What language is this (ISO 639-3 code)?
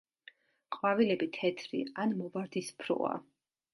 kat